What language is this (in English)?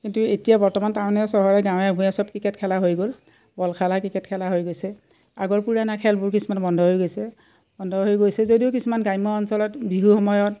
Assamese